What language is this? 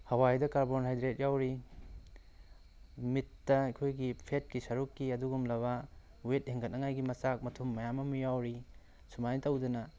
Manipuri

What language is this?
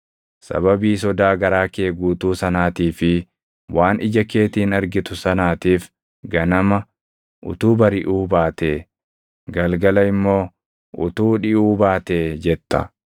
Oromo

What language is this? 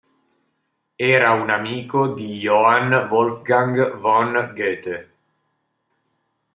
Italian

